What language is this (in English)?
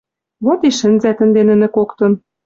Western Mari